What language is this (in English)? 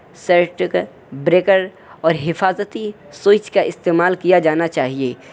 Urdu